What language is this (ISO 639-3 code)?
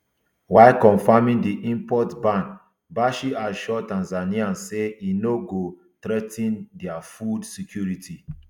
pcm